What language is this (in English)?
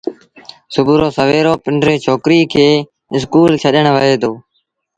Sindhi Bhil